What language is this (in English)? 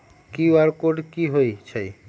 Magahi